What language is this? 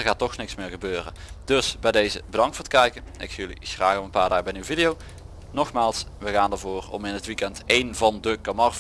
Dutch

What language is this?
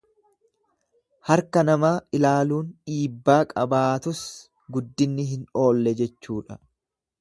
Oromo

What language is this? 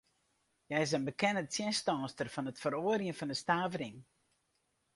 Western Frisian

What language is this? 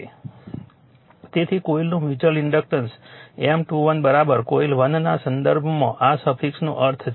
Gujarati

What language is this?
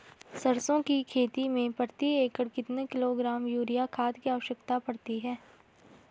Hindi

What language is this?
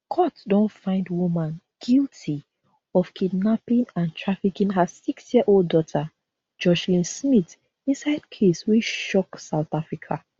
Nigerian Pidgin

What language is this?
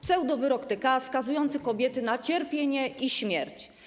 Polish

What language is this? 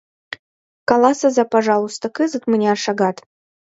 Mari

